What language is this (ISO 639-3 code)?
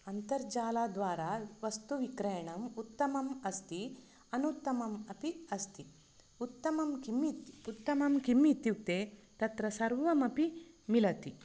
san